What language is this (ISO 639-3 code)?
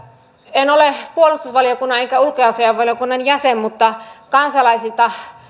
fin